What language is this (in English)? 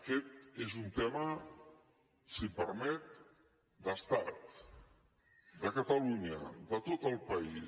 Catalan